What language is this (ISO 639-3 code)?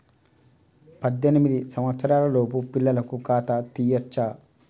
tel